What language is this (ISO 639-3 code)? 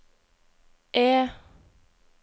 nor